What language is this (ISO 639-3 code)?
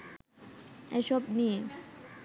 ben